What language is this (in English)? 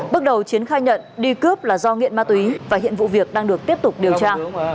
Vietnamese